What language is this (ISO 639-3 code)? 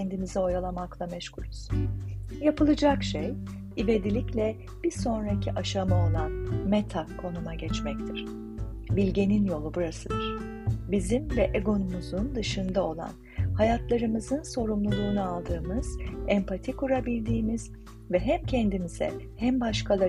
tur